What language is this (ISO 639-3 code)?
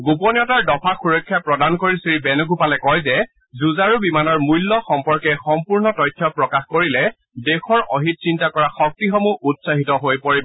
asm